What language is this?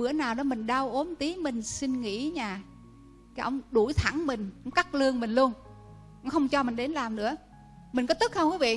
Vietnamese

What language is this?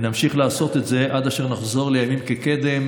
Hebrew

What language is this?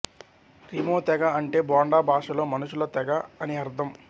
Telugu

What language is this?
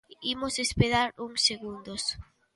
Galician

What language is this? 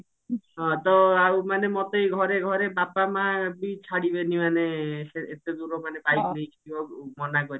Odia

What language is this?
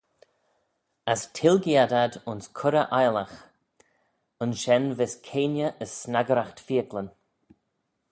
Manx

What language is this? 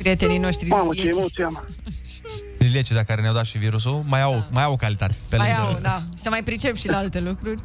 Romanian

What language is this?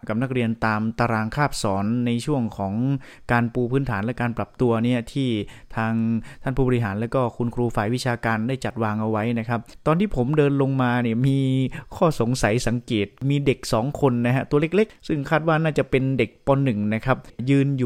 Thai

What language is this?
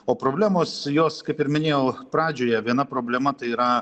Lithuanian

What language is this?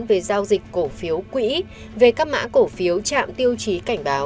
Vietnamese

